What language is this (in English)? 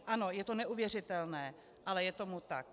Czech